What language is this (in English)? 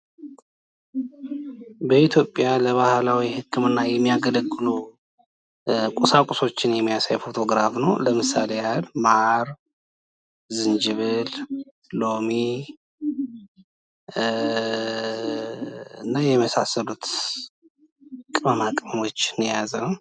Amharic